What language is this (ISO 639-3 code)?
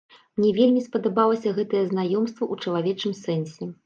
bel